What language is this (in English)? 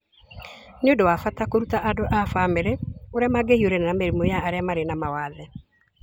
Kikuyu